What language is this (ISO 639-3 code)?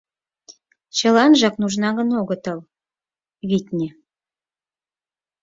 chm